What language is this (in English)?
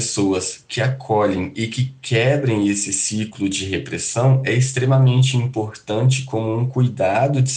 Portuguese